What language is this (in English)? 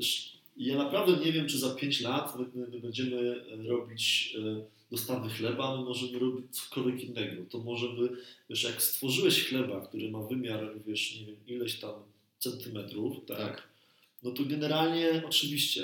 Polish